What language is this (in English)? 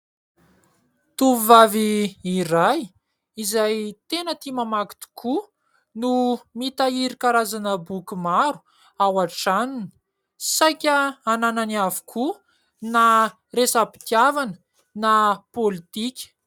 Malagasy